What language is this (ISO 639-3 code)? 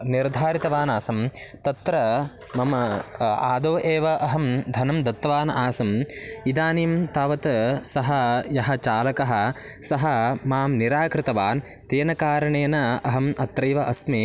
san